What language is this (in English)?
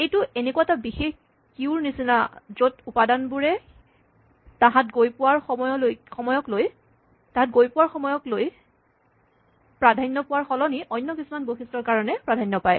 Assamese